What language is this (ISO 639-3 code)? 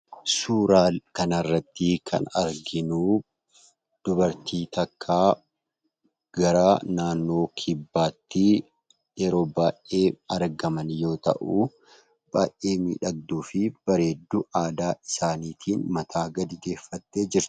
orm